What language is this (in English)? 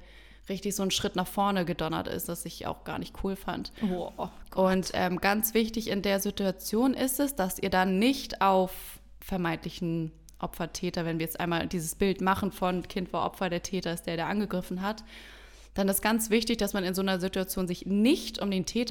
German